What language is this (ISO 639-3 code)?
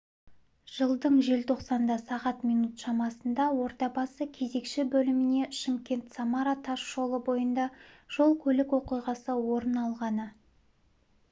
kaz